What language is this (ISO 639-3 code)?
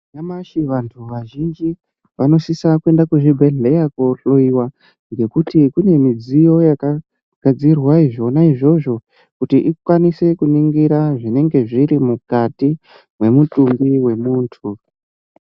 ndc